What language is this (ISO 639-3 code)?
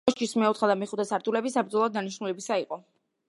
kat